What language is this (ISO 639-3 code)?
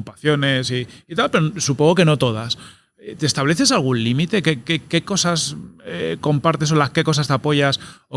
spa